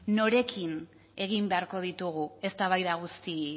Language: Basque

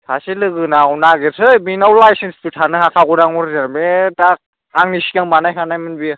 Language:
Bodo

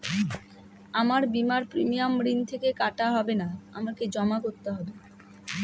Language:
Bangla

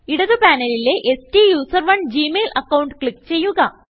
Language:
Malayalam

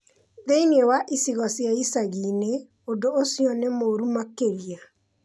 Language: Kikuyu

